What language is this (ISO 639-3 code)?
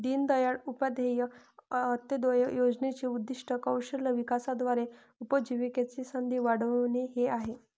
mar